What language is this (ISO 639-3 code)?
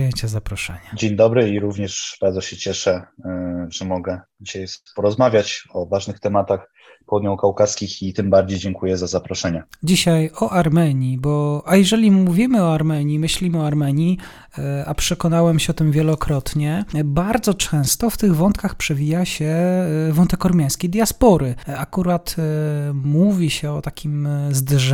pol